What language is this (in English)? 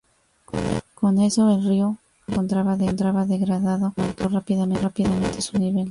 Spanish